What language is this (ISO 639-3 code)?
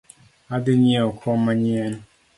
luo